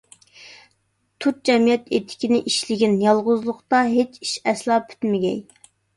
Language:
Uyghur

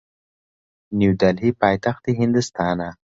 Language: Central Kurdish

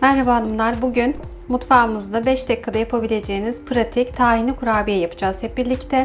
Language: Turkish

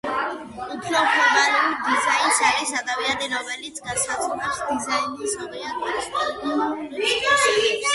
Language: Georgian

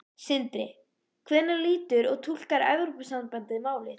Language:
Icelandic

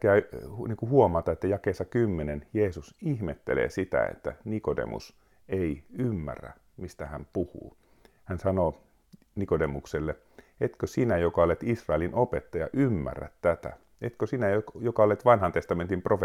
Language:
Finnish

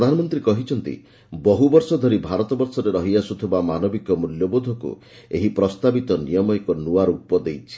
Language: Odia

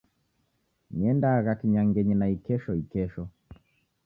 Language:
Taita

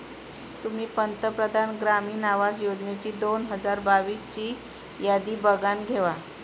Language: Marathi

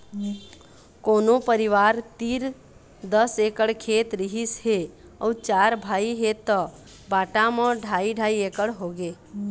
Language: Chhattisgarhi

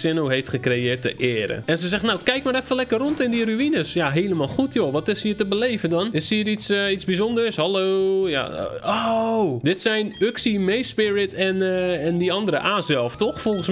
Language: Dutch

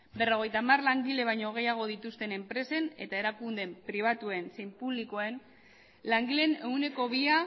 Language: Basque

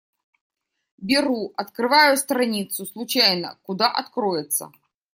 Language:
Russian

